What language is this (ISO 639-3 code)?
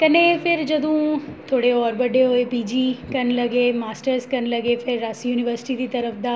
doi